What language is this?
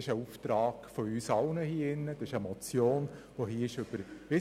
Swiss German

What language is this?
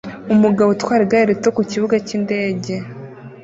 Kinyarwanda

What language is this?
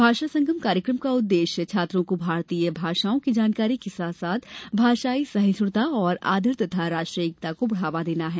Hindi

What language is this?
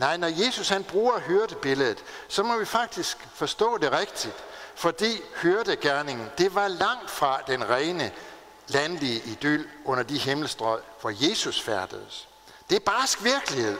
Danish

